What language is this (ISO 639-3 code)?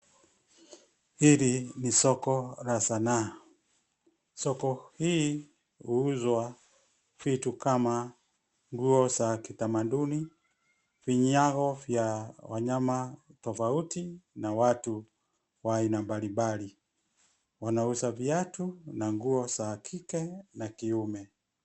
swa